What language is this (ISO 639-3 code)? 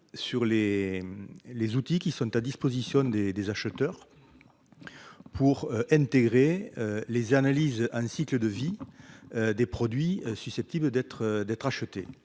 fra